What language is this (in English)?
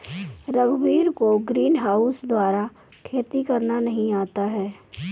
Hindi